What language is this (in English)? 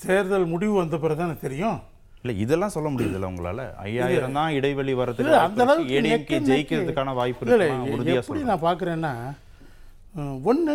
Tamil